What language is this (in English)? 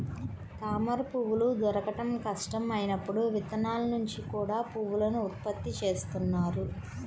Telugu